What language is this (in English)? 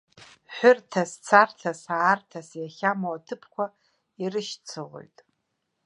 Abkhazian